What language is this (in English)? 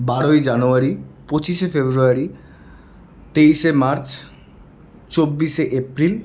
Bangla